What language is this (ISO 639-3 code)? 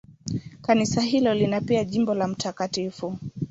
swa